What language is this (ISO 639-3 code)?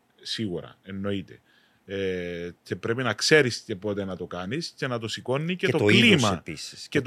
ell